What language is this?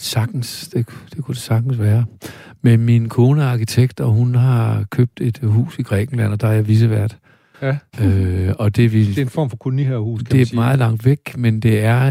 Danish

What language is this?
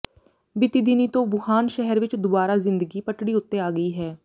Punjabi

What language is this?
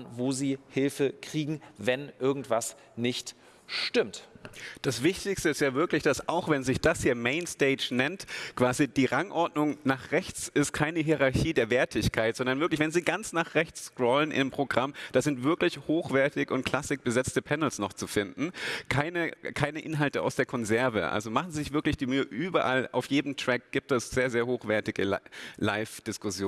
German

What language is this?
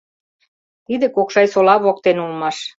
Mari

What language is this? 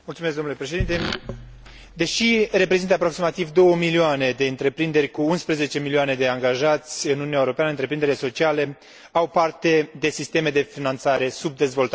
Romanian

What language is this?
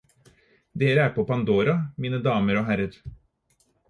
Norwegian Bokmål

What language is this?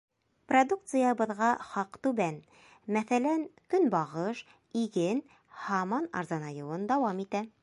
Bashkir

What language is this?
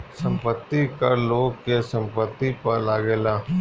Bhojpuri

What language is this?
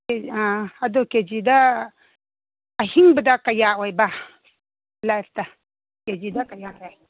Manipuri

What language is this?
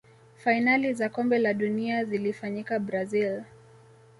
Swahili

